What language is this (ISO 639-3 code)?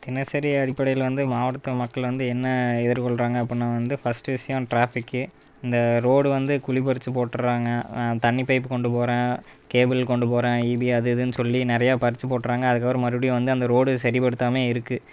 tam